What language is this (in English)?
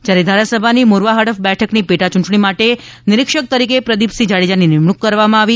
Gujarati